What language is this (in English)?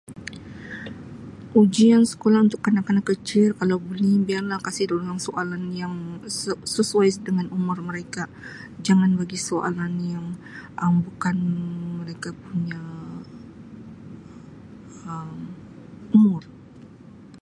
Sabah Malay